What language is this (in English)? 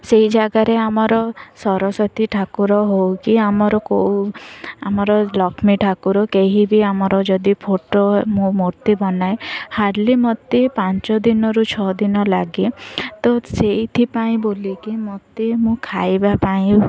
Odia